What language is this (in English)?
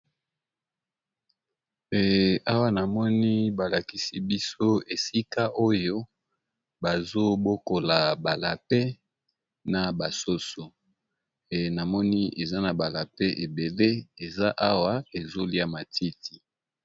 Lingala